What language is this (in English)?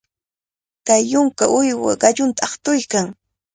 Cajatambo North Lima Quechua